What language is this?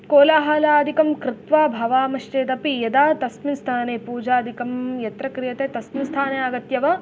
Sanskrit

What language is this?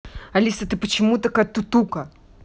Russian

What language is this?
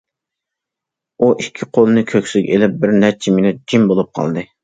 Uyghur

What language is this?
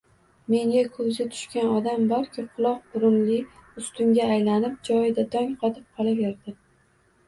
Uzbek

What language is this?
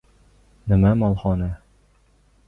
Uzbek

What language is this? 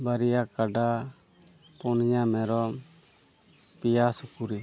Santali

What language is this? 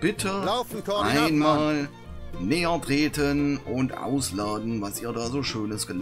German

